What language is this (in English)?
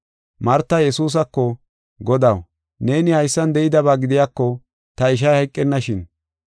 Gofa